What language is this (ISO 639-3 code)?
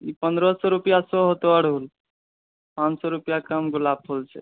mai